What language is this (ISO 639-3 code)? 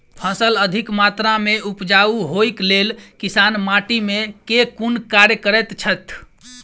mai